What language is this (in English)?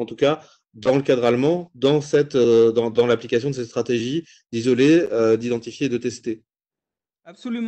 French